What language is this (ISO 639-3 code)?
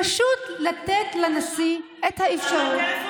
heb